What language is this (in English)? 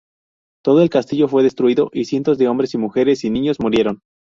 Spanish